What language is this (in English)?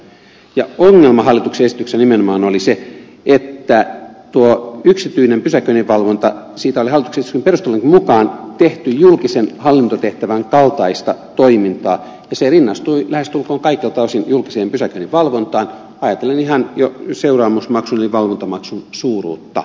Finnish